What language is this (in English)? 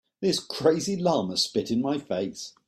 English